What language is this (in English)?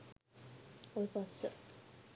Sinhala